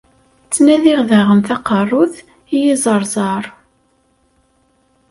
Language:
Kabyle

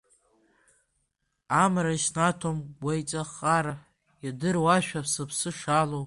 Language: Abkhazian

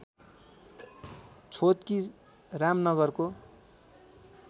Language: Nepali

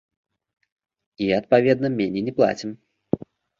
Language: Belarusian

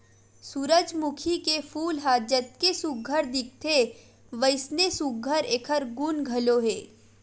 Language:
Chhattisgarhi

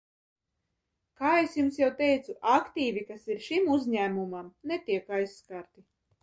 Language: Latvian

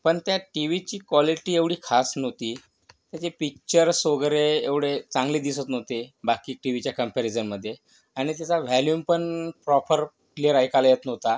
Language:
Marathi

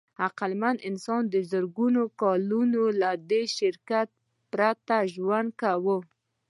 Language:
Pashto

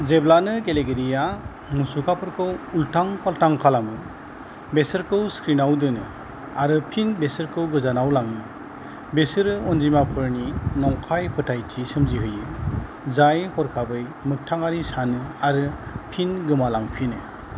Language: Bodo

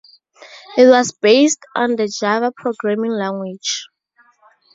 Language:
English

